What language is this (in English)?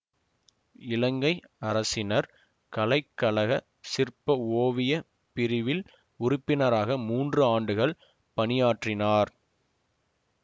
Tamil